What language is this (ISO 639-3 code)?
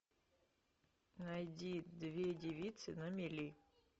rus